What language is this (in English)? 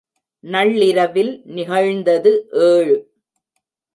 Tamil